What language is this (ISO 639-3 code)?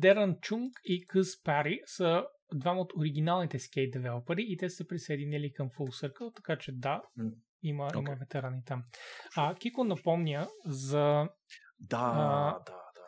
bul